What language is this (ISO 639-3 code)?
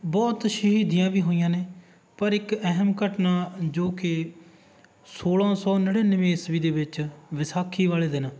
pan